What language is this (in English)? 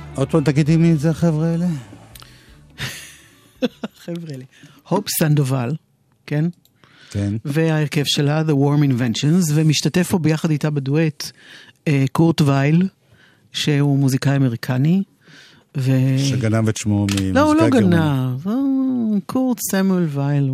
Hebrew